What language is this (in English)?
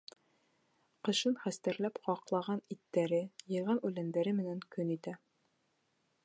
Bashkir